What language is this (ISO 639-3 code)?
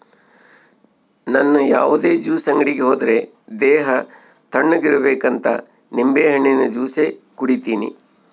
kan